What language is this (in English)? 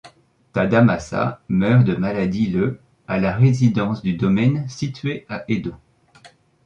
French